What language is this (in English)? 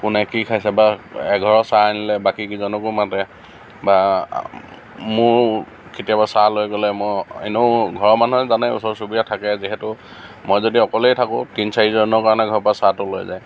Assamese